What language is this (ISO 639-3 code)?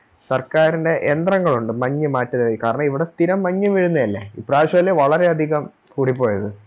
mal